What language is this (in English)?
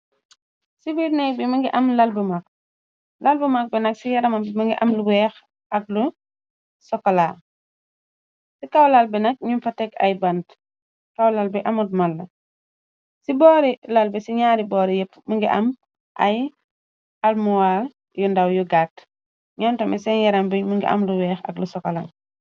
Wolof